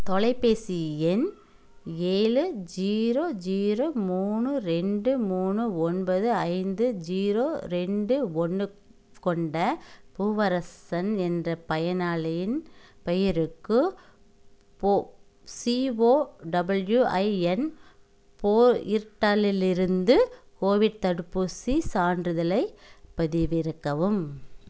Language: Tamil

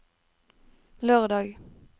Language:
Norwegian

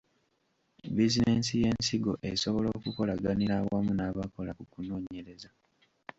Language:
Ganda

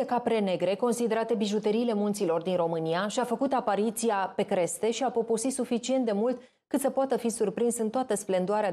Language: Romanian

